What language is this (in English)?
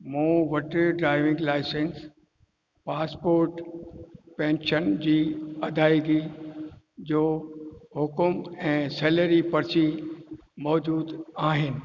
Sindhi